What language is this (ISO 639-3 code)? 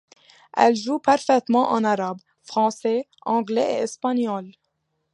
fra